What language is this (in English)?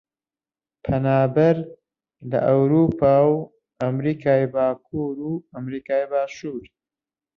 Central Kurdish